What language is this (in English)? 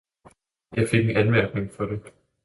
Danish